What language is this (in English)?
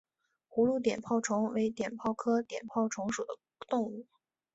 Chinese